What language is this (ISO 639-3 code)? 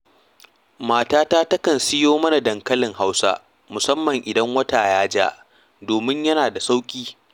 hau